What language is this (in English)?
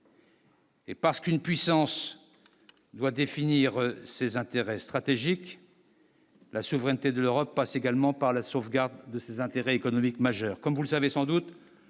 French